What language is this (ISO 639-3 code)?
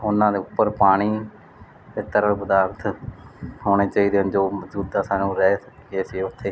pan